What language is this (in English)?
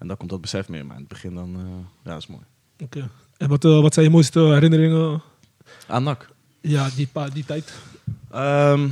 Dutch